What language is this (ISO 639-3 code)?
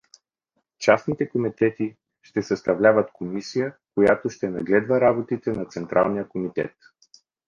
bul